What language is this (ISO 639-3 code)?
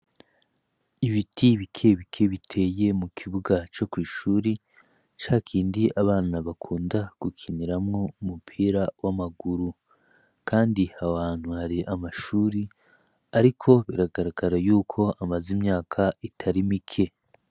run